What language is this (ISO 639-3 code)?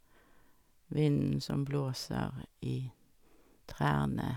nor